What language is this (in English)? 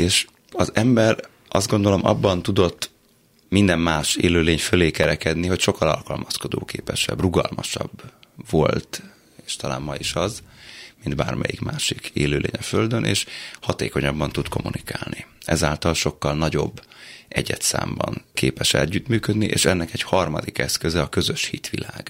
Hungarian